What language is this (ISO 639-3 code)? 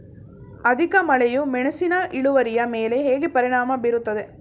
kan